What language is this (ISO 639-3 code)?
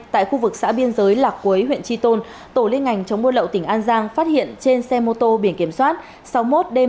vie